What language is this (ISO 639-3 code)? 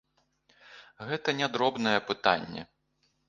bel